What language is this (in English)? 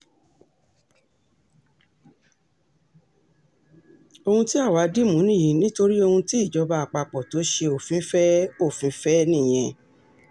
Yoruba